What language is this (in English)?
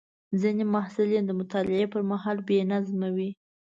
Pashto